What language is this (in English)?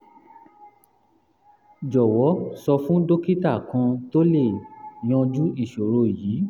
Yoruba